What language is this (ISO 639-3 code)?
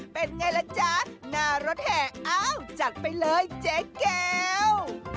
tha